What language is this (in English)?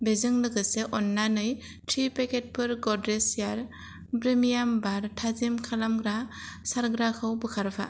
Bodo